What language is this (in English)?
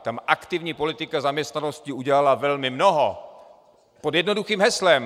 Czech